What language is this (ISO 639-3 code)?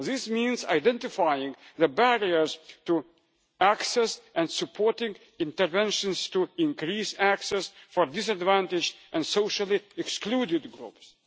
eng